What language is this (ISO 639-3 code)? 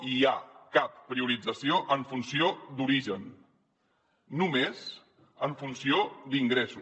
cat